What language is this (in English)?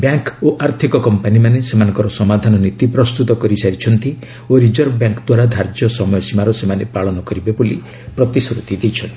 Odia